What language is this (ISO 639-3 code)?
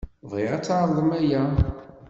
kab